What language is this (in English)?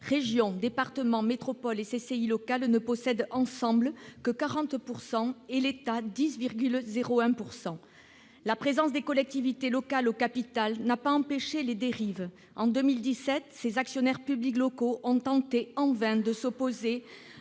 French